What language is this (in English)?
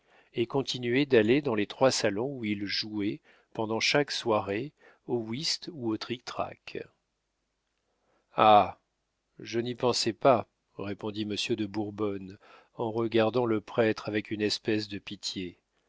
French